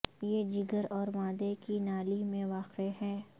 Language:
Urdu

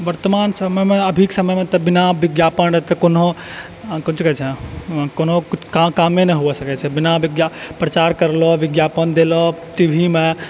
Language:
Maithili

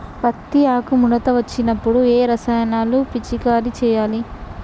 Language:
Telugu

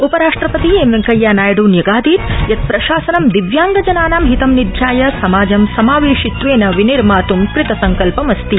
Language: Sanskrit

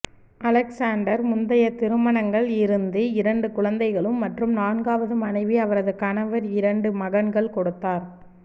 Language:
Tamil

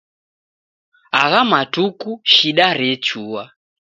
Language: Taita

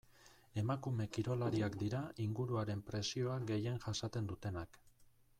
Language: Basque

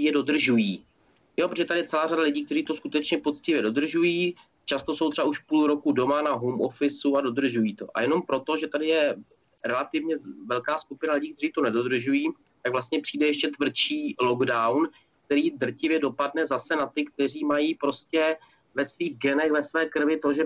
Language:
Czech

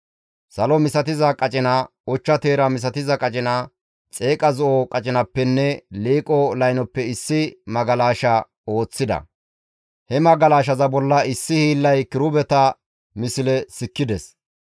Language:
Gamo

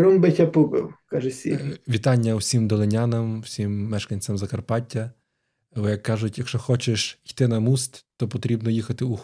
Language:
Ukrainian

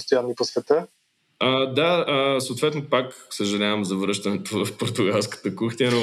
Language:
Bulgarian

